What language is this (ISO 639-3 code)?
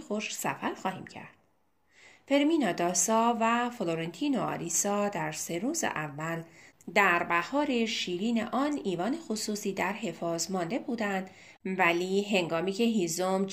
fas